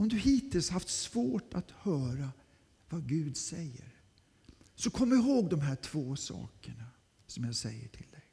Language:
Swedish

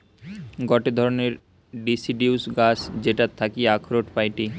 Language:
Bangla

